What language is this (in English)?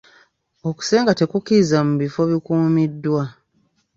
Ganda